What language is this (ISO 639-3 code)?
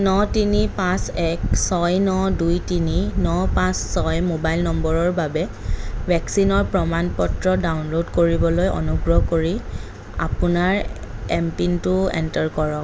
asm